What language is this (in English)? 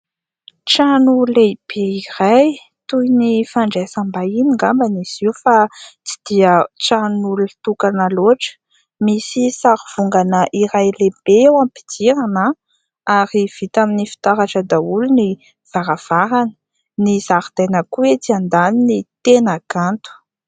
Malagasy